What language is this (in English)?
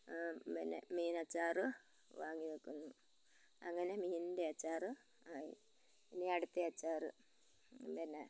Malayalam